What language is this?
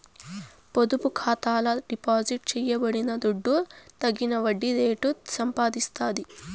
Telugu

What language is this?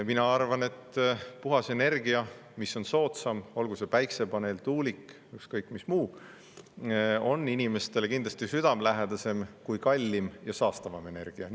Estonian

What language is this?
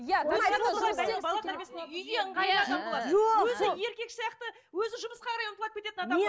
Kazakh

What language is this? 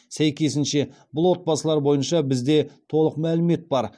Kazakh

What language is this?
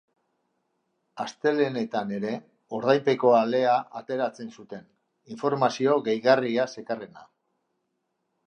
Basque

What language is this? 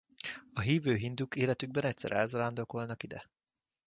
Hungarian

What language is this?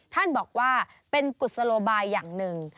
Thai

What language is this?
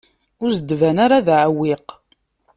Kabyle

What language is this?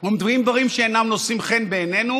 Hebrew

